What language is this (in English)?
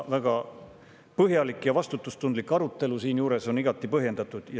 Estonian